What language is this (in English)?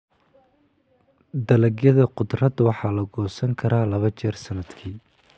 Somali